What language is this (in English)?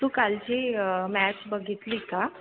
Marathi